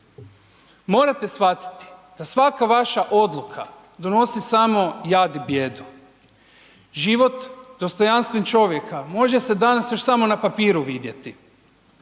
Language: Croatian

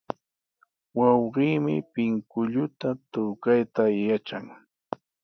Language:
Sihuas Ancash Quechua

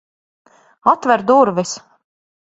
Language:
Latvian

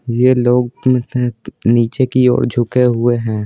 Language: Hindi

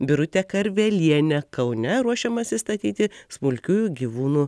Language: Lithuanian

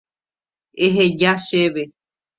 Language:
Guarani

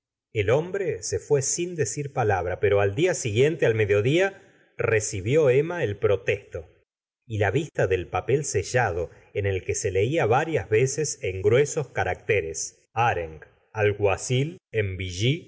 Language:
Spanish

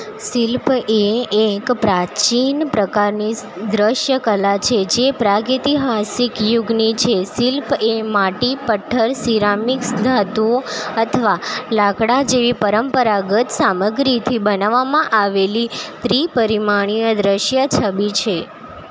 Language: Gujarati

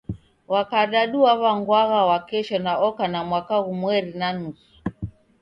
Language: Taita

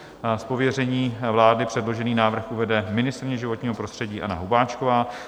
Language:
Czech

